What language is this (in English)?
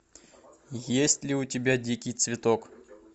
Russian